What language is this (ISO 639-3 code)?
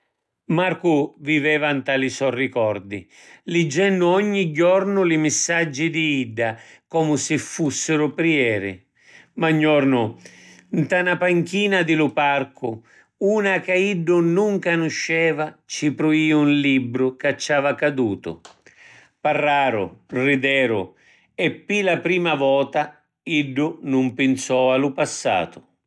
scn